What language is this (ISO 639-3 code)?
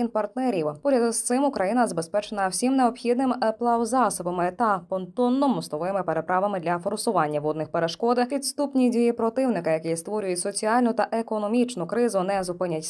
ukr